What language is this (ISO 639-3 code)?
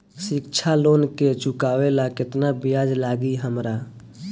bho